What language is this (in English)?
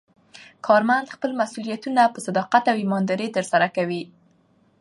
Pashto